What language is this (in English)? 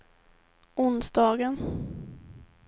Swedish